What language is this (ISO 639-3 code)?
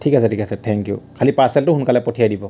asm